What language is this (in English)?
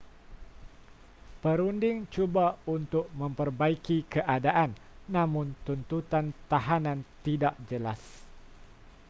Malay